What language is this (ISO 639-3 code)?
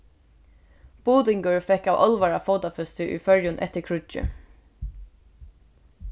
fao